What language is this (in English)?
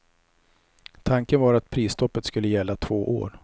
Swedish